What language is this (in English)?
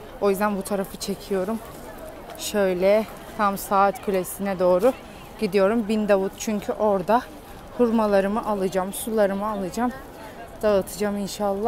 Turkish